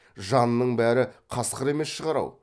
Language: Kazakh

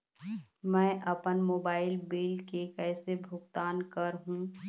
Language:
Chhattisgarhi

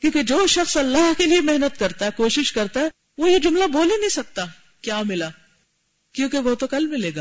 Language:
Urdu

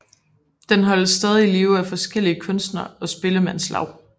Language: Danish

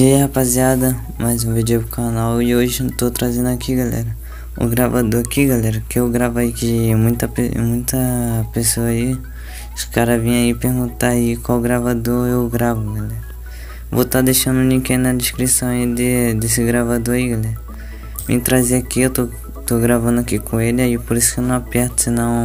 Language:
Portuguese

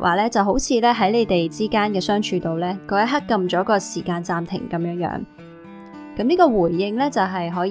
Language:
Chinese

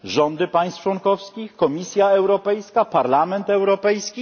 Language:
Polish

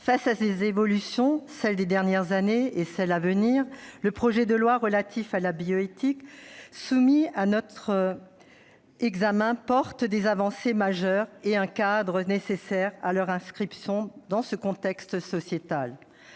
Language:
French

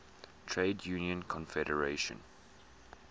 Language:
English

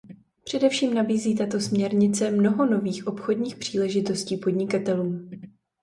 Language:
Czech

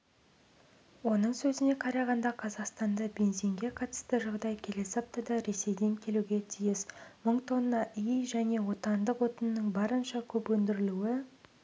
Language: Kazakh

